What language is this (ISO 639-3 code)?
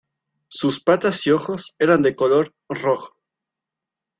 spa